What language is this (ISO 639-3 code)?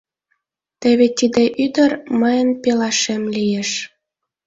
chm